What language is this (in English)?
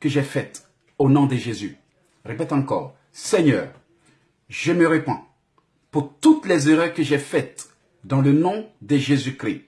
French